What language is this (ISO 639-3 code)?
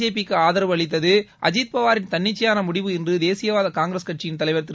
tam